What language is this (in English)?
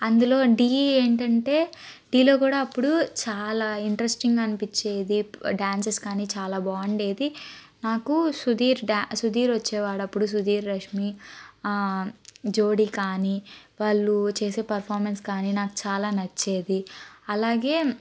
Telugu